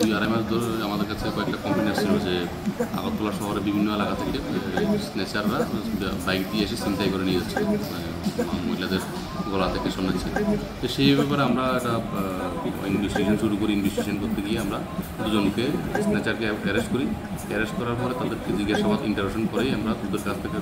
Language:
Bangla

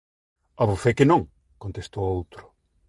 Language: Galician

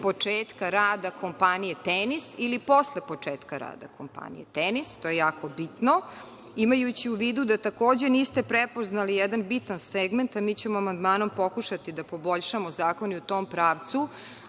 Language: Serbian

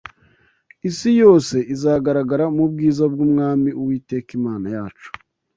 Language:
Kinyarwanda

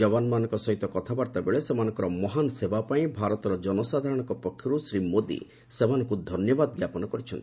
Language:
Odia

